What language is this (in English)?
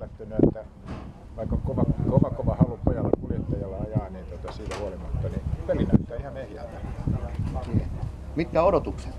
Finnish